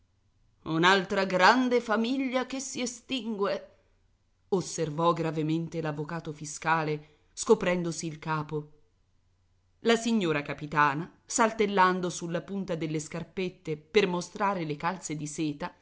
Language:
Italian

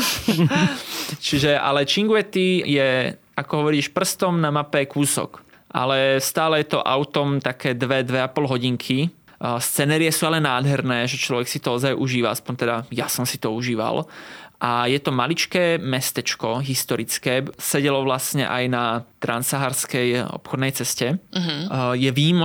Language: Slovak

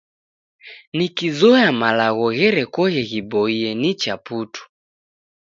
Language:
Taita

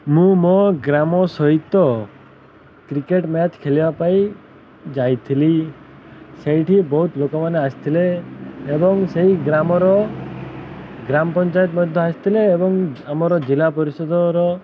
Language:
Odia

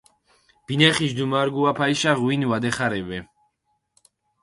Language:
Mingrelian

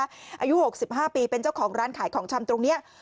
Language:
Thai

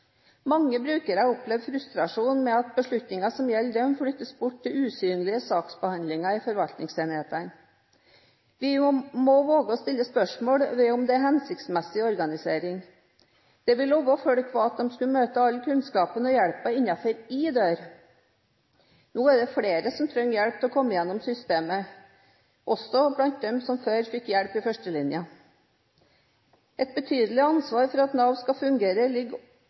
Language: Norwegian Bokmål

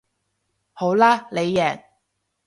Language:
Cantonese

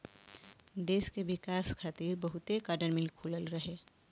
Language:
Bhojpuri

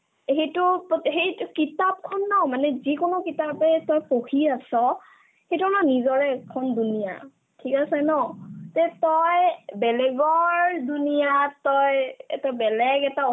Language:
Assamese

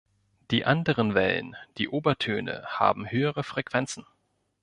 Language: German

